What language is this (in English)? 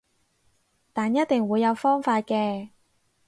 Cantonese